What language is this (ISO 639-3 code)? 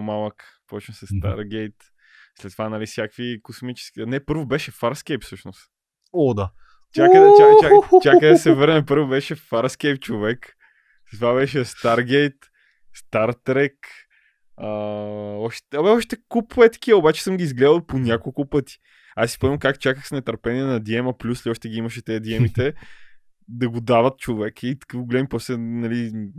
bul